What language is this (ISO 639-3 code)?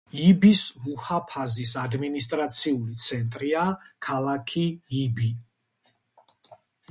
kat